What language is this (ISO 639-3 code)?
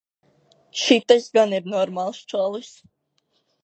lav